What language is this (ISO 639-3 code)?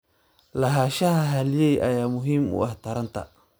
som